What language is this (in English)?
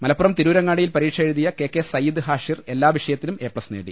Malayalam